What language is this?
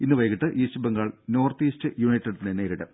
Malayalam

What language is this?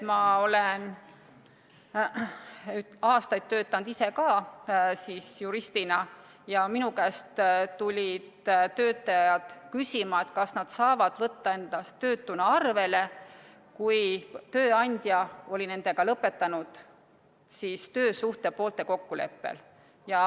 Estonian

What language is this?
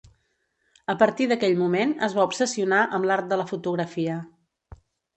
Catalan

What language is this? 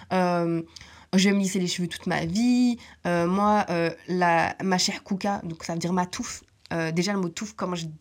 French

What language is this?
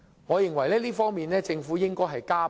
Cantonese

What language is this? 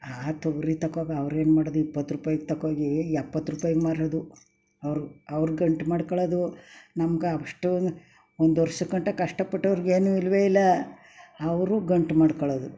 Kannada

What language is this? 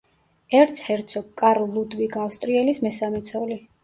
Georgian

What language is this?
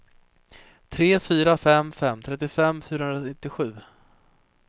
Swedish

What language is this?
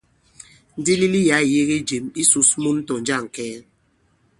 Bankon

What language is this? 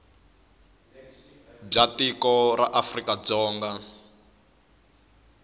Tsonga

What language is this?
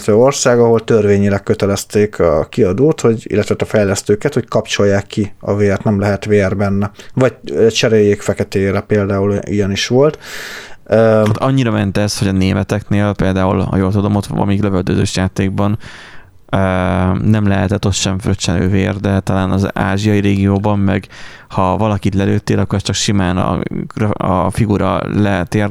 Hungarian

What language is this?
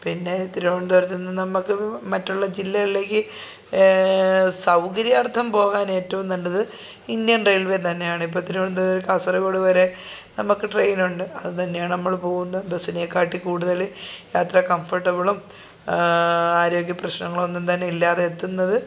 Malayalam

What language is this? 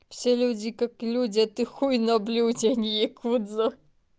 Russian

